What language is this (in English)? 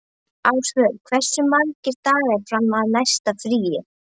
Icelandic